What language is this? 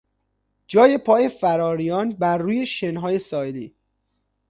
Persian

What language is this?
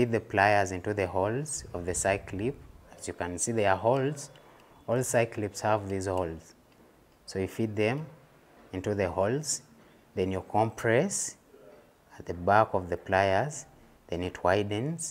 English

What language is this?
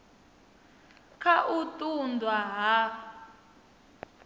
Venda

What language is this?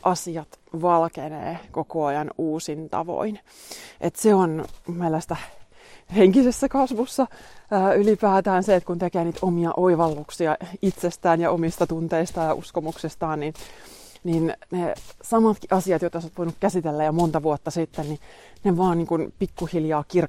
Finnish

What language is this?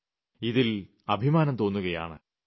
Malayalam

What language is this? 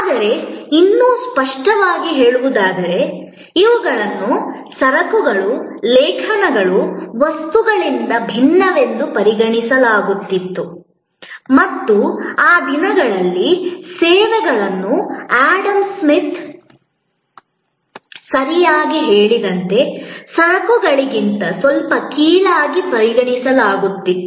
Kannada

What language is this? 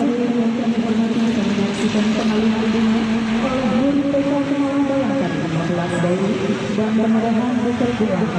Indonesian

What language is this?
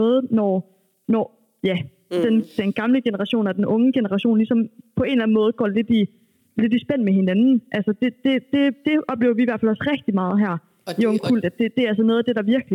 Danish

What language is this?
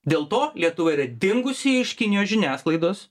Lithuanian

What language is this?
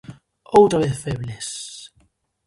Galician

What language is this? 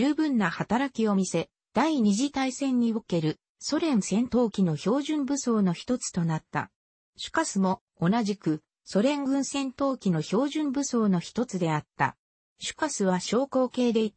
Japanese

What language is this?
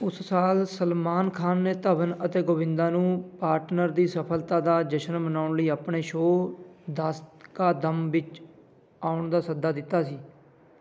Punjabi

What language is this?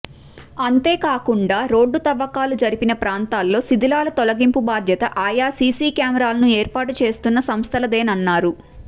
Telugu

